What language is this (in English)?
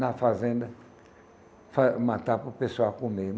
Portuguese